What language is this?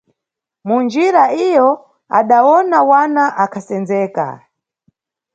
Nyungwe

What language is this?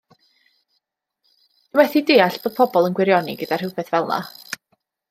Welsh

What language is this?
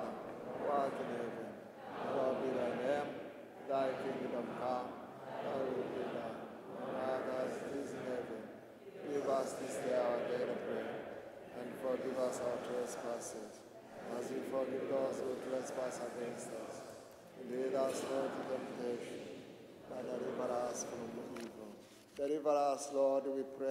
English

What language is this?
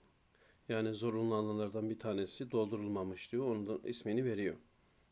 Turkish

